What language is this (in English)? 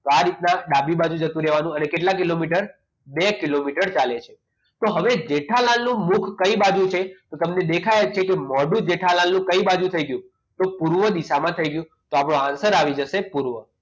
Gujarati